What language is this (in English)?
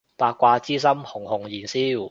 Cantonese